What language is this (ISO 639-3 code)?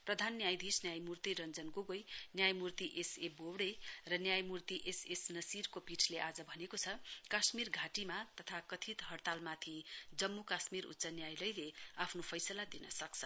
nep